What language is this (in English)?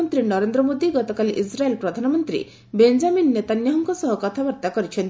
Odia